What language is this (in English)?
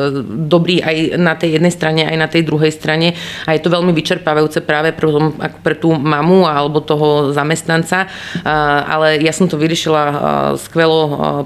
Slovak